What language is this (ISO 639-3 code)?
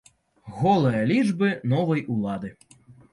bel